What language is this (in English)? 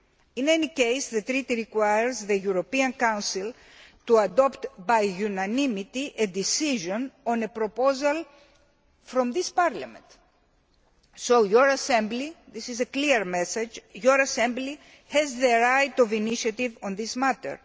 English